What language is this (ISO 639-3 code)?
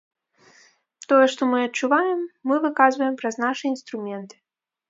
bel